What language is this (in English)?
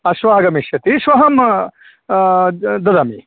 Sanskrit